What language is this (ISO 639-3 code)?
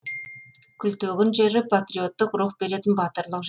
kaz